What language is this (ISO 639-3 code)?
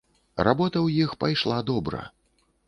bel